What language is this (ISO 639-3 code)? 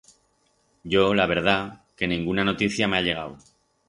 arg